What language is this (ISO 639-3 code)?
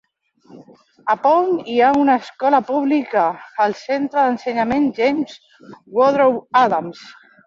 cat